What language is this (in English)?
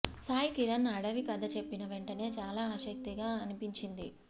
Telugu